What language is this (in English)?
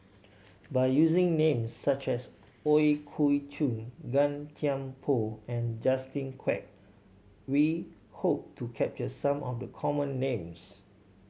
English